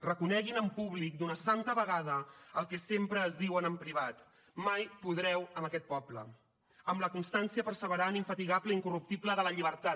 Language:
Catalan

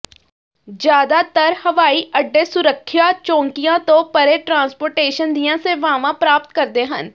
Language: Punjabi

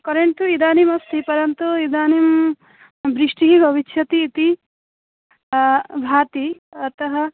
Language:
Sanskrit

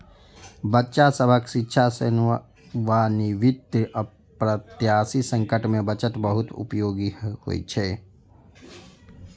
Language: Maithili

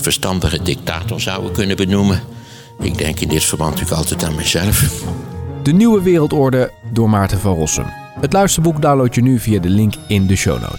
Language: Dutch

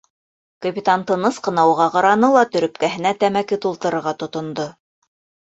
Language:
Bashkir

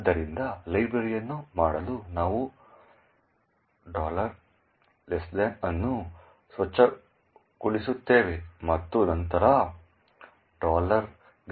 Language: Kannada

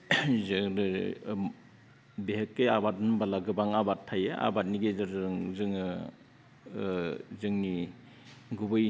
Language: Bodo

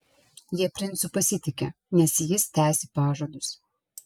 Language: Lithuanian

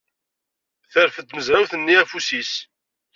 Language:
Kabyle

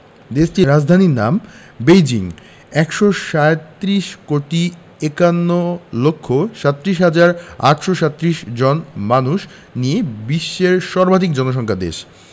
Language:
Bangla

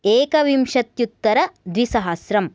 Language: Sanskrit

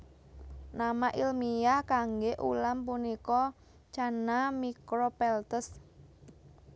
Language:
Javanese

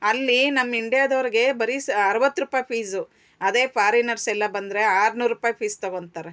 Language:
Kannada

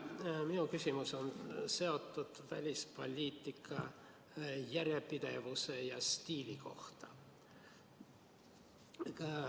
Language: Estonian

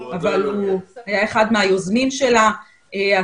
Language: Hebrew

